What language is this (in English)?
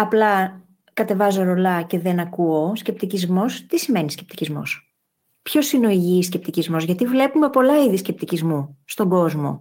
Greek